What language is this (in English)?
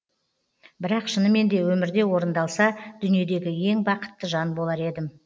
Kazakh